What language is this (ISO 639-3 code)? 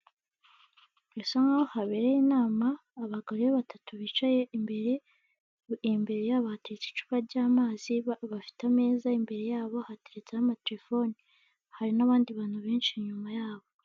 kin